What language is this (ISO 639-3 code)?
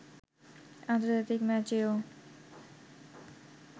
ben